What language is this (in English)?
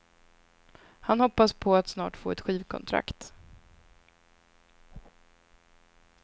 Swedish